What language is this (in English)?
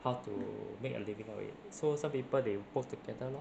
English